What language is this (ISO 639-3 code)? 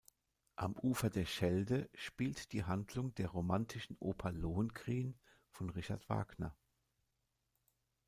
deu